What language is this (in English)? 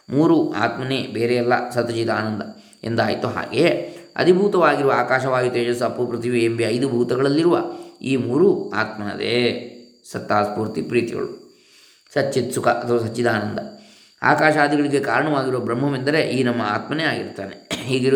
Kannada